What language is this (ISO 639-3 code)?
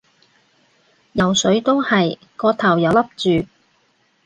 yue